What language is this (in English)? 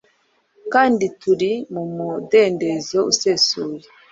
Kinyarwanda